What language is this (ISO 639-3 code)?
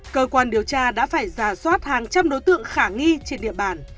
vie